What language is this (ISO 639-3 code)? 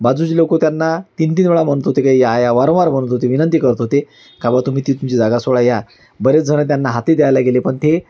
mar